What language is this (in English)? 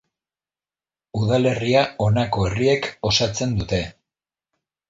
Basque